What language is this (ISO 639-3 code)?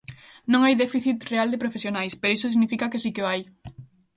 glg